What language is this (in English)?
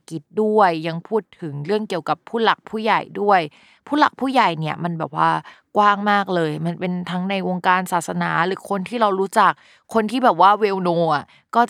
Thai